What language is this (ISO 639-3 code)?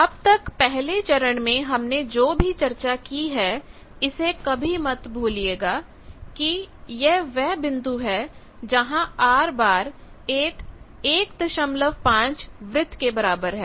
hin